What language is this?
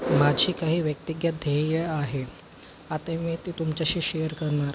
Marathi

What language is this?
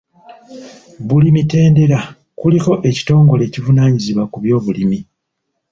Ganda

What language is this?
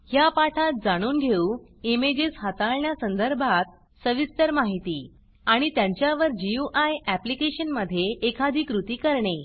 Marathi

